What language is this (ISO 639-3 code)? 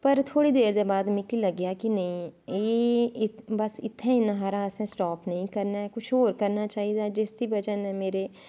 doi